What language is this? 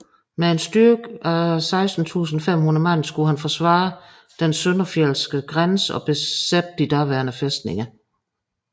Danish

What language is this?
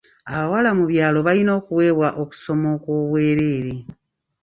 Ganda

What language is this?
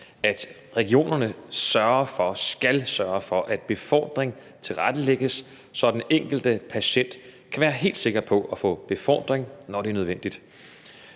Danish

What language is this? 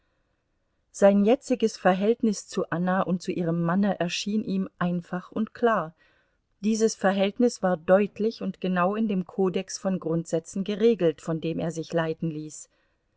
German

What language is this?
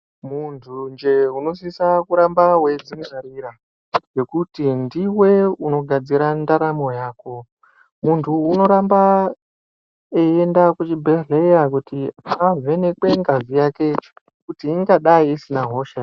Ndau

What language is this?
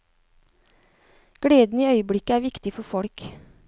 Norwegian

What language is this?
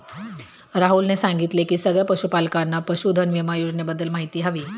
Marathi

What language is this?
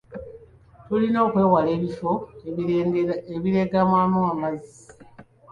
Ganda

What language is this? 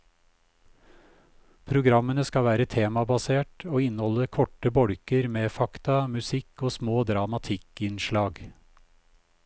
Norwegian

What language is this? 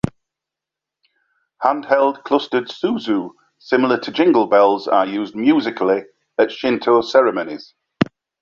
English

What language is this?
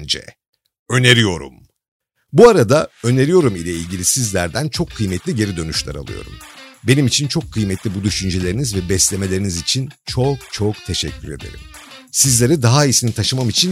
Turkish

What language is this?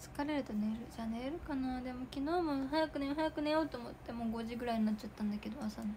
Japanese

